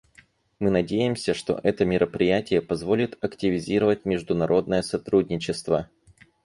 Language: Russian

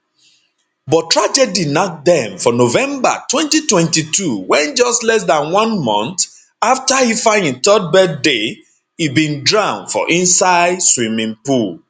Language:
Nigerian Pidgin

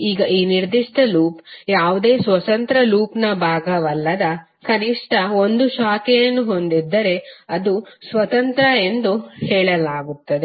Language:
Kannada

